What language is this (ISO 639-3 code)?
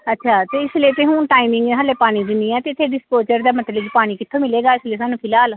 pan